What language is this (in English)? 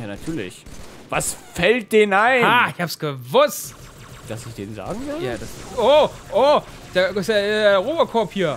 German